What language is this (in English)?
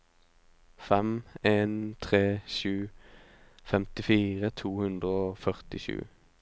Norwegian